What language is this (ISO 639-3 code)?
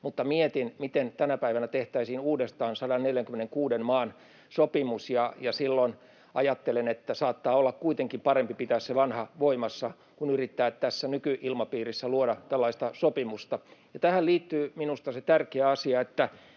fin